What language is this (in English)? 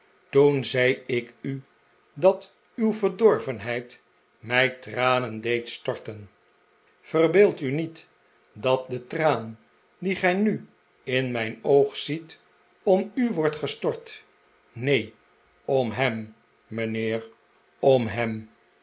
Dutch